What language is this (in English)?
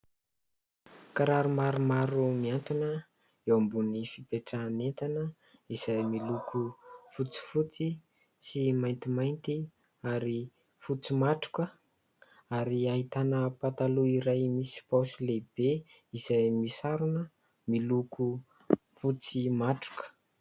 Malagasy